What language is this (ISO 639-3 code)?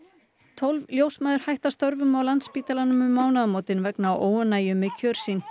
isl